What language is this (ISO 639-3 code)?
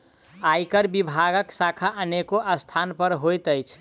mai